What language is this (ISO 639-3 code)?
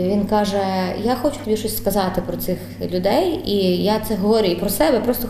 ukr